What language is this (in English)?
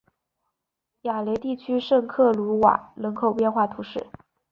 Chinese